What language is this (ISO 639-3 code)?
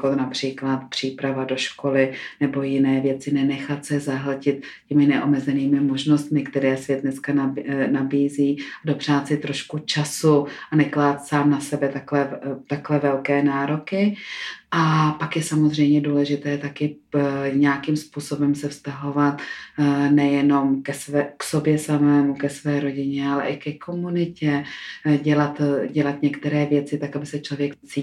ces